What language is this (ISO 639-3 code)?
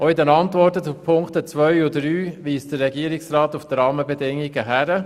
gsw